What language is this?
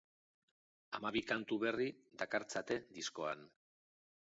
Basque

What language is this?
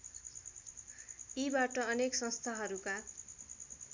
Nepali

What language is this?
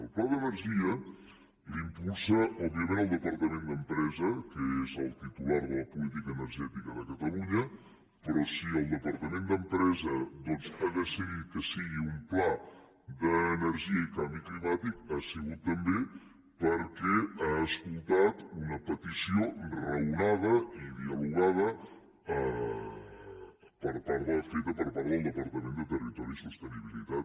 Catalan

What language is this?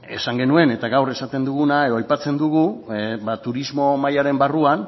Basque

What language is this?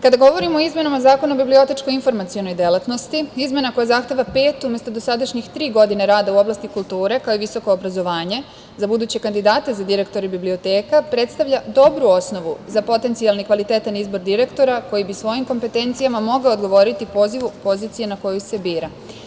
Serbian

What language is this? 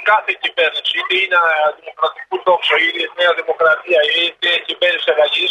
Greek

